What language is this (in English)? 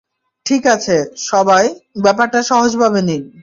Bangla